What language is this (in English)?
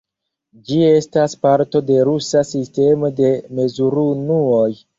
Esperanto